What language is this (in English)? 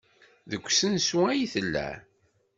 Kabyle